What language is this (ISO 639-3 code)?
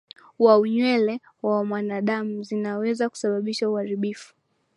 swa